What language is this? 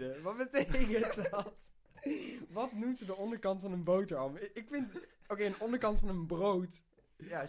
Dutch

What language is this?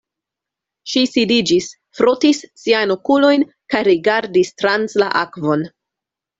Esperanto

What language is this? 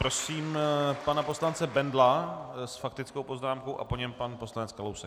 Czech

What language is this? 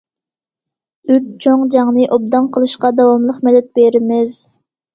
Uyghur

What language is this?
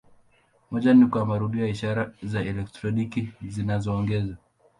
Swahili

